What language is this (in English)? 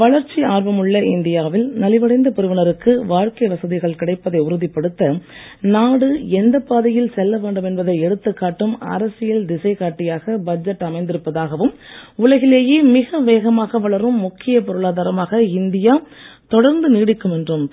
Tamil